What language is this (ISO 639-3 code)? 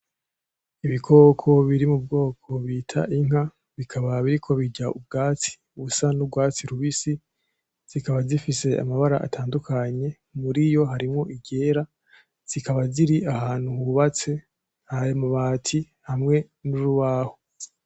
run